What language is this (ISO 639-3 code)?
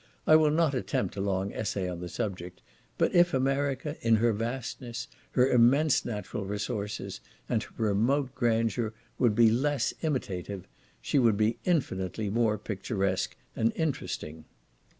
eng